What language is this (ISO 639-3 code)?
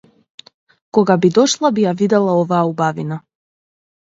mkd